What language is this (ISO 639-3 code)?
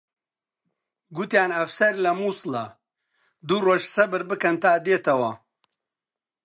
ckb